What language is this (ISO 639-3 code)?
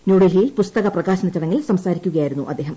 mal